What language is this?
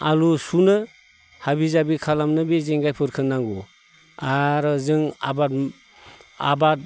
Bodo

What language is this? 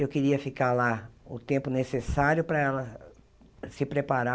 Portuguese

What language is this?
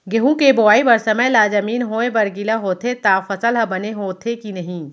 Chhattisgarhi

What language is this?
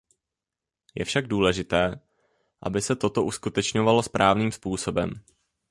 Czech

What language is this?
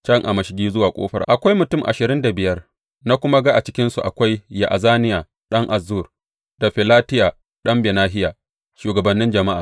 Hausa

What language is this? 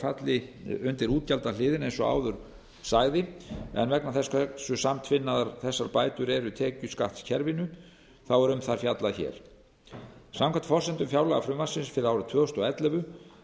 Icelandic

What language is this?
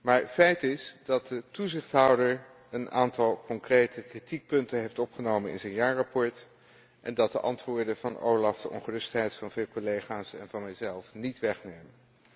Dutch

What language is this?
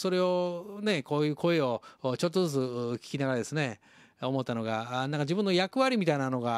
Japanese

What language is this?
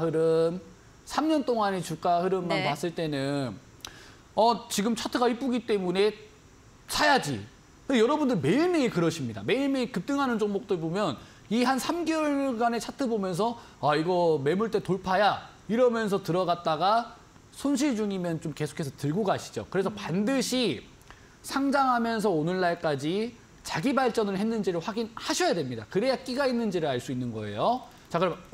Korean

